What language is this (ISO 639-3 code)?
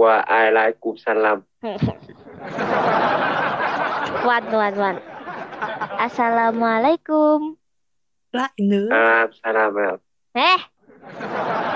vie